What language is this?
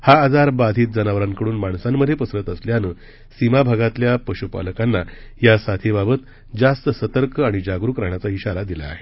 Marathi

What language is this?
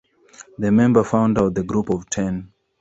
English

